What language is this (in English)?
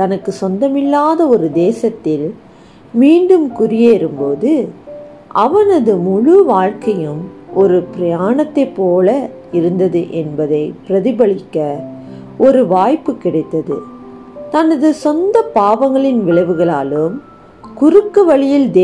Tamil